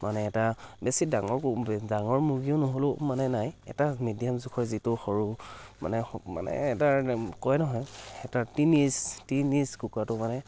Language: Assamese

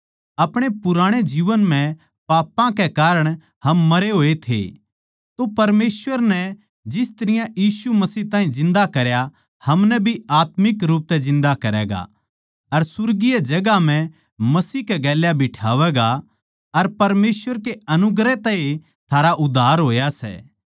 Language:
Haryanvi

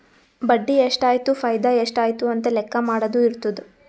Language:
Kannada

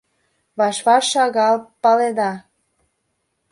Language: Mari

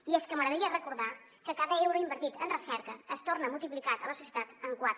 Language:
Catalan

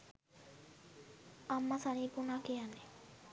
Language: Sinhala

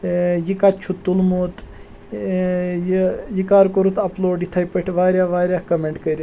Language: Kashmiri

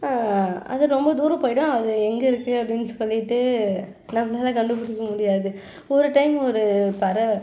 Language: Tamil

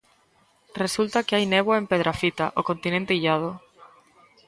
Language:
Galician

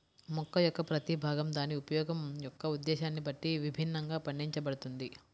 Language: Telugu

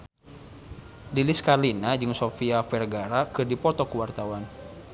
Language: Sundanese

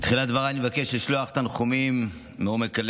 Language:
Hebrew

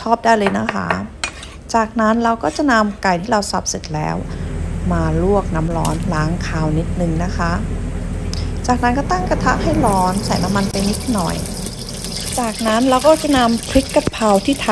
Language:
Thai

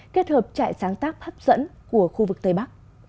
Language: Vietnamese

